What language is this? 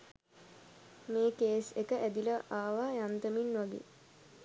Sinhala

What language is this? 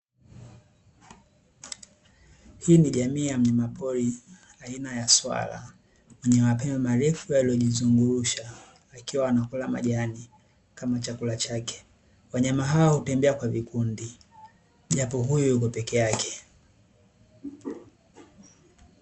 Swahili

